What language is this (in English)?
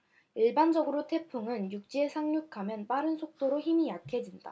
Korean